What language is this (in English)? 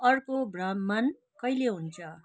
Nepali